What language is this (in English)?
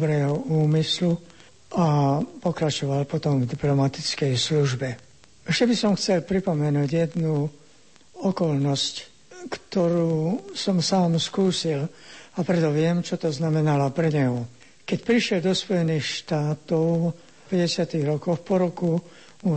Slovak